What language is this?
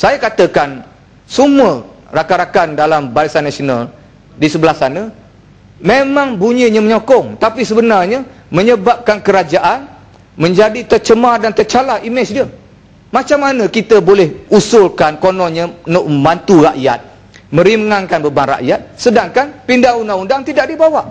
Malay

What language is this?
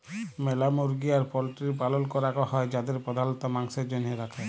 Bangla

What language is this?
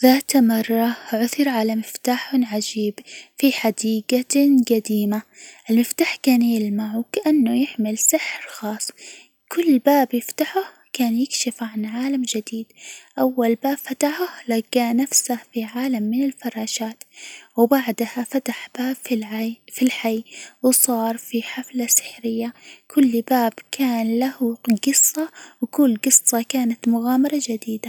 Hijazi Arabic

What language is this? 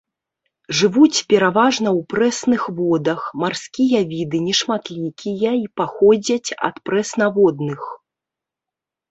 Belarusian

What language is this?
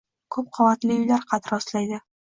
Uzbek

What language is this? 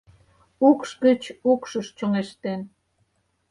Mari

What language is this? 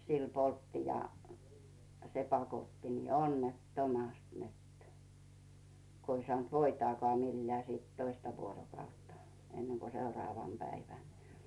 Finnish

